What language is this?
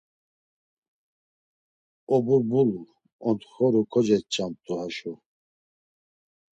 Laz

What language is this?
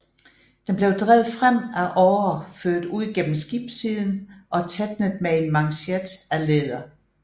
Danish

